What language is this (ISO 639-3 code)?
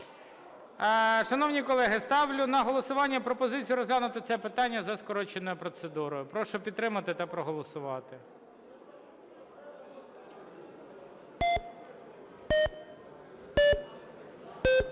ukr